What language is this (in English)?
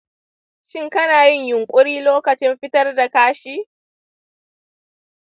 Hausa